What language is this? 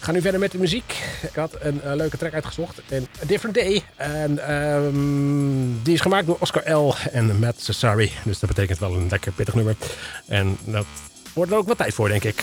Dutch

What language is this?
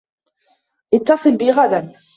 Arabic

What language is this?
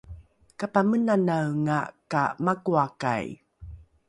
Rukai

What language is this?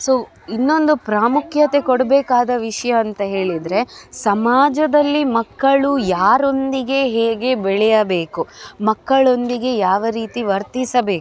Kannada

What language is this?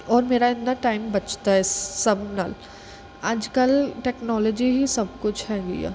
Punjabi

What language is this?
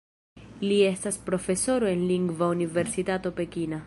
Esperanto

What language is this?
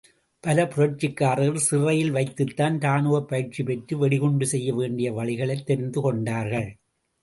Tamil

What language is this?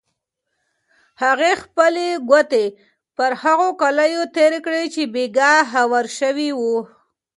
Pashto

